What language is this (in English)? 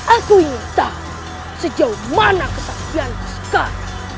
Indonesian